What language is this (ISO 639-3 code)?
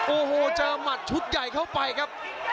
tha